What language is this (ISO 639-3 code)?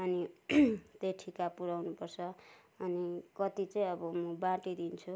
nep